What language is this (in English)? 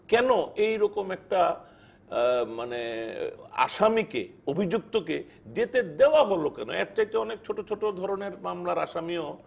Bangla